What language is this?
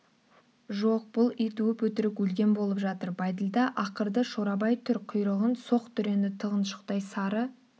Kazakh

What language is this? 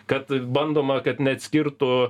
Lithuanian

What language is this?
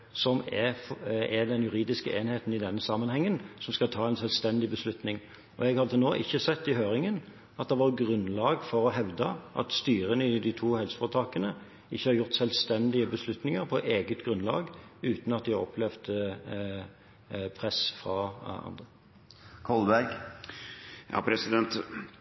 Norwegian Bokmål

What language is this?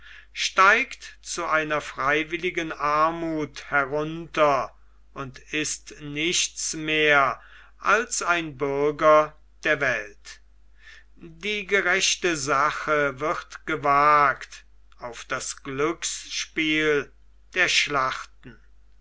German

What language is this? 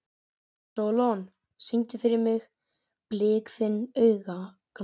Icelandic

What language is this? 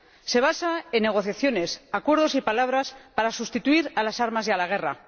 Spanish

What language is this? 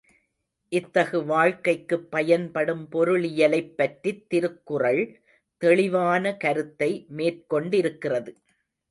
Tamil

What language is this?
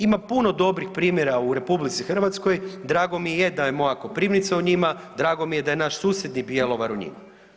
Croatian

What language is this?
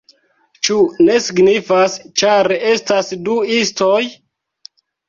Esperanto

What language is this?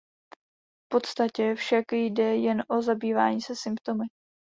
Czech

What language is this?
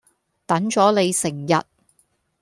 Cantonese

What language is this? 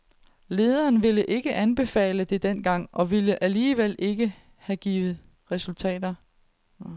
Danish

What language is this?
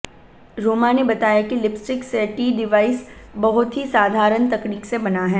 Hindi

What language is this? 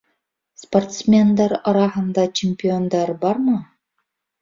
Bashkir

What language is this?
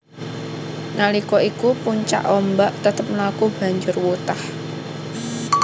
Javanese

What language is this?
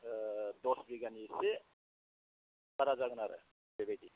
Bodo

